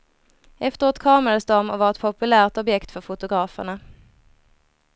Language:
Swedish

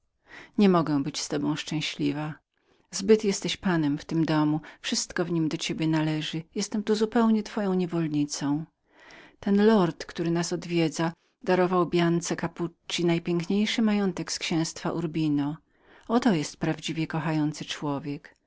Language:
Polish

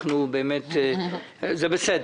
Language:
Hebrew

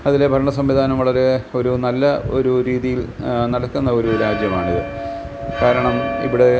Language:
Malayalam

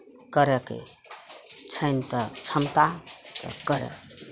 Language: Maithili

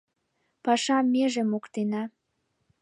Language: Mari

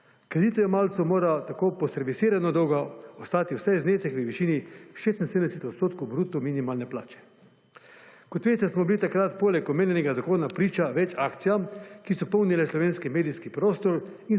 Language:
Slovenian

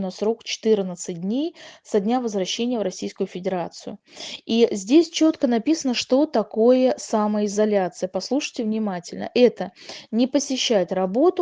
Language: Russian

